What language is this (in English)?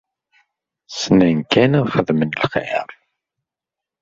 Kabyle